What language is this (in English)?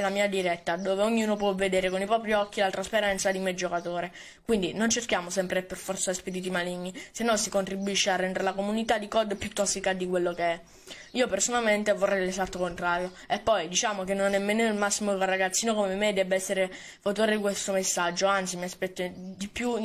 Italian